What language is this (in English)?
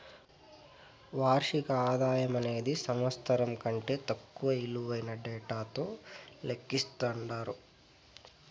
Telugu